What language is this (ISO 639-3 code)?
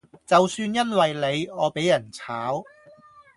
yue